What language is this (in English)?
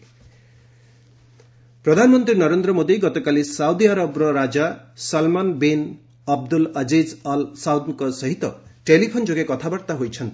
Odia